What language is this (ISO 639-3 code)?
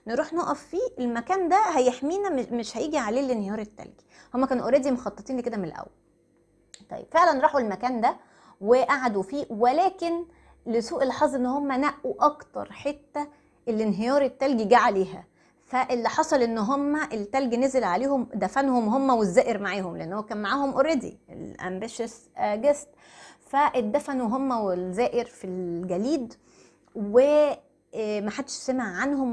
ara